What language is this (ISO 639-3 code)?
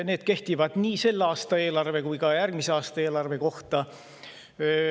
est